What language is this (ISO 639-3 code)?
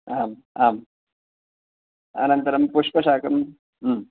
san